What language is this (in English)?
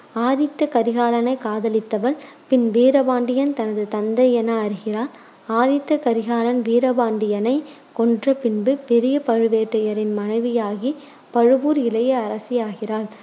Tamil